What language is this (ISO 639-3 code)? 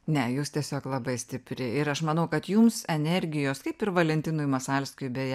lit